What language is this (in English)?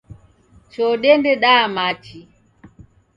Taita